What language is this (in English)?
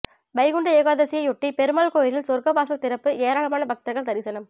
Tamil